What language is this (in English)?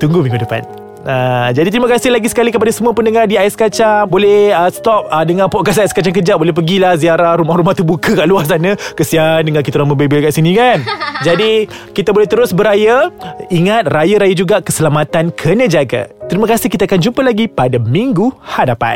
Malay